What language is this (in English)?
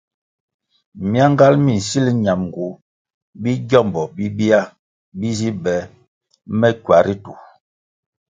Kwasio